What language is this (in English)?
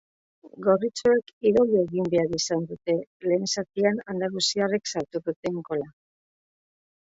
Basque